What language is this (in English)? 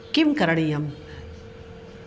Sanskrit